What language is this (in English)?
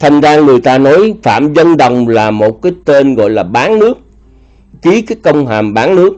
Vietnamese